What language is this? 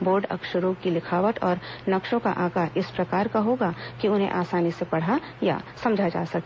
Hindi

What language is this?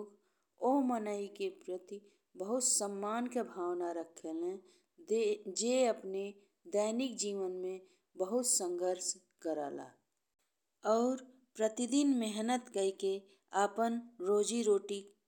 Bhojpuri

